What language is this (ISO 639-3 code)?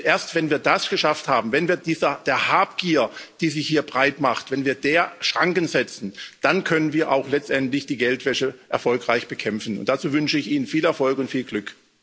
deu